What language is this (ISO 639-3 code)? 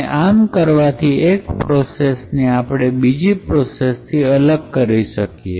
guj